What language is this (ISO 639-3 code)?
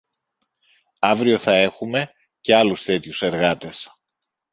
ell